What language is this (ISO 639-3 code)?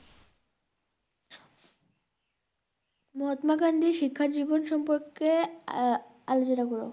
ben